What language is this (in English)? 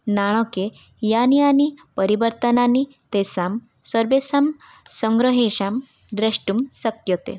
Sanskrit